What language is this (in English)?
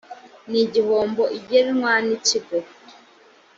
Kinyarwanda